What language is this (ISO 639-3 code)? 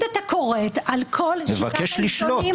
heb